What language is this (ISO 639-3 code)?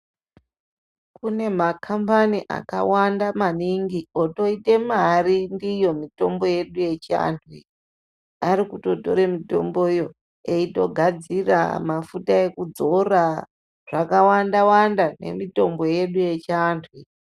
ndc